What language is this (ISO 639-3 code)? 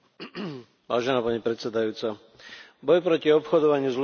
slk